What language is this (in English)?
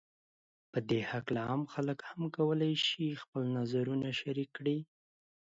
Pashto